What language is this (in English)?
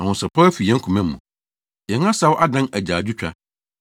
Akan